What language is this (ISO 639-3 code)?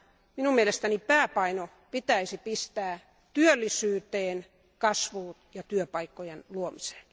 fin